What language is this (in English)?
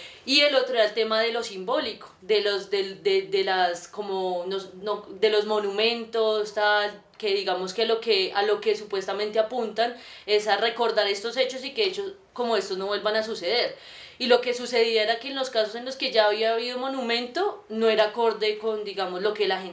Spanish